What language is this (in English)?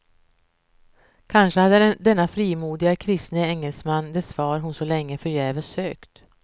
Swedish